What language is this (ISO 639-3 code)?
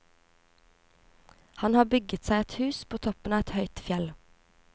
nor